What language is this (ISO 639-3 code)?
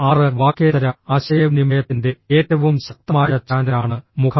mal